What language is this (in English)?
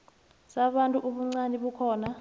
South Ndebele